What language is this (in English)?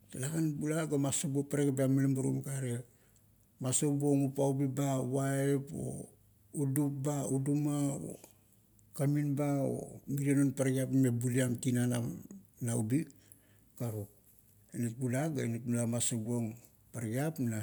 Kuot